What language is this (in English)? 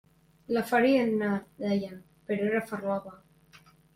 Catalan